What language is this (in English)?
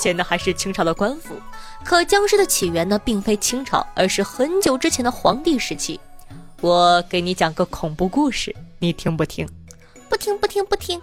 Chinese